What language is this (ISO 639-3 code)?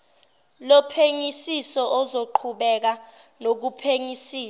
zul